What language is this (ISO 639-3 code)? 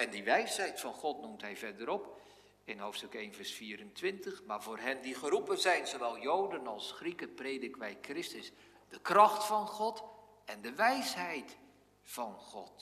nld